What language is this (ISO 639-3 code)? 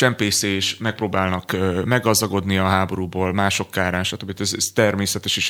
hun